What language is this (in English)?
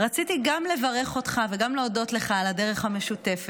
Hebrew